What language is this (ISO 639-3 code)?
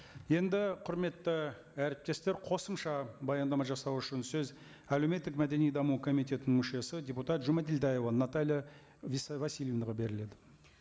kaz